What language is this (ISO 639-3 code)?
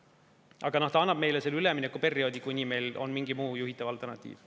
est